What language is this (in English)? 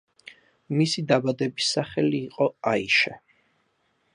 Georgian